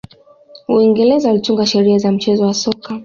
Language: Swahili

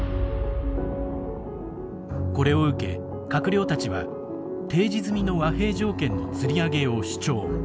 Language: Japanese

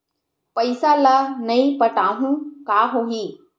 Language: Chhattisgarhi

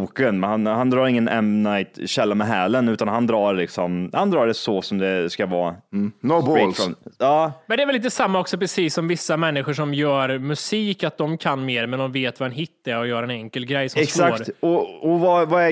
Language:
Swedish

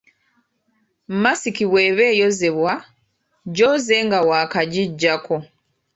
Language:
Ganda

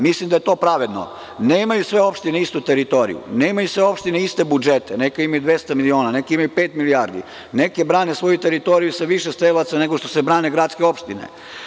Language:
Serbian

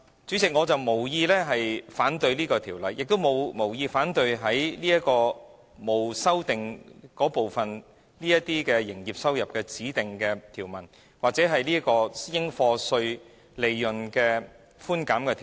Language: Cantonese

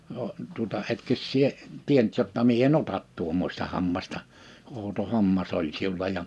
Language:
Finnish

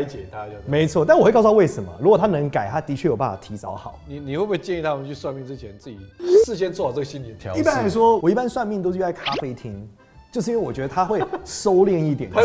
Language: Chinese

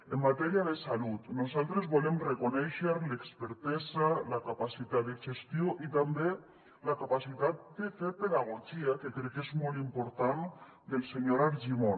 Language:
Catalan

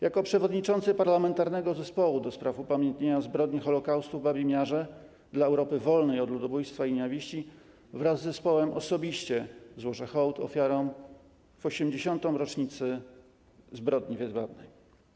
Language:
Polish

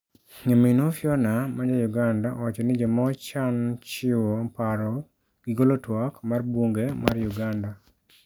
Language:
Luo (Kenya and Tanzania)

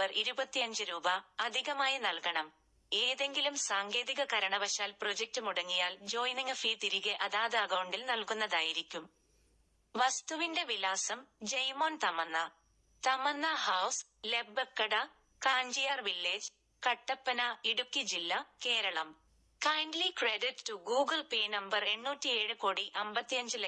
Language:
Malayalam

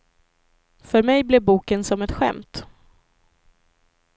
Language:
Swedish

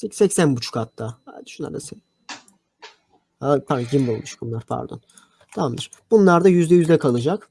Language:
Turkish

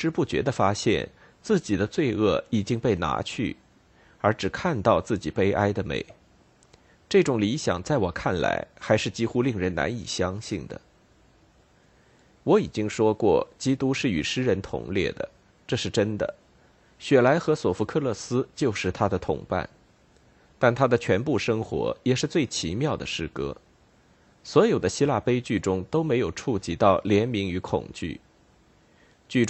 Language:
Chinese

